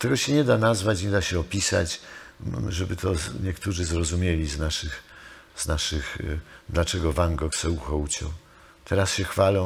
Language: Polish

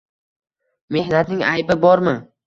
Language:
Uzbek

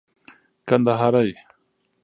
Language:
Pashto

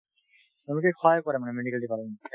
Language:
Assamese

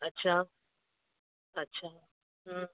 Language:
Sindhi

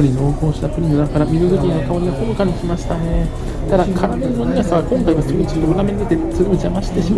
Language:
Japanese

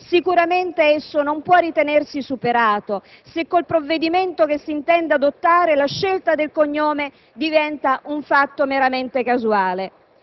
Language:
Italian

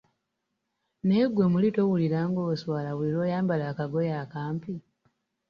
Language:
Ganda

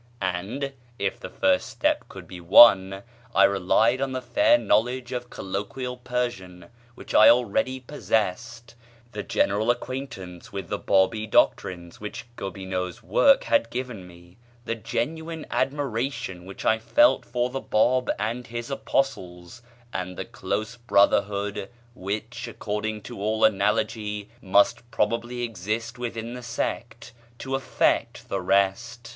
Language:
English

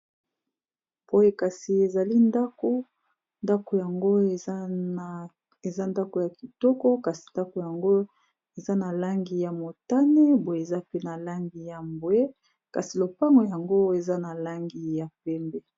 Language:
Lingala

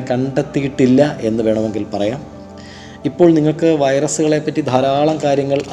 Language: Malayalam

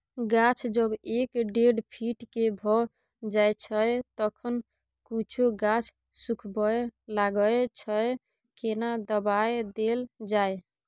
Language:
Maithili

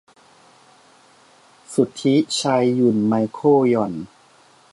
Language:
Thai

